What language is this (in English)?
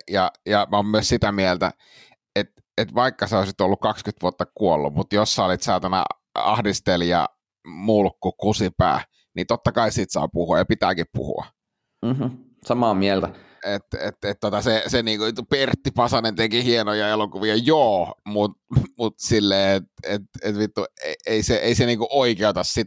Finnish